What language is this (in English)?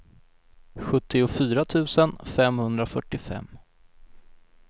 Swedish